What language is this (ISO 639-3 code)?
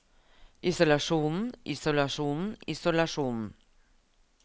nor